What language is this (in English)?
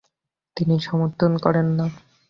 Bangla